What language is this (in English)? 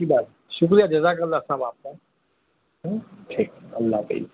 Urdu